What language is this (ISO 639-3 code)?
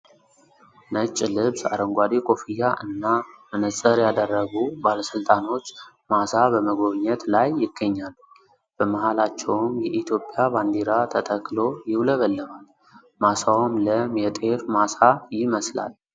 amh